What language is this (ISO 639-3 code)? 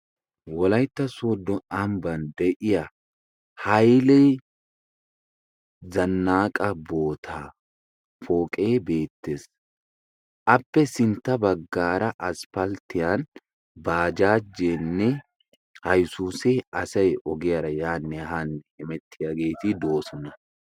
wal